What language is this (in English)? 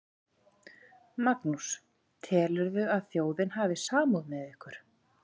Icelandic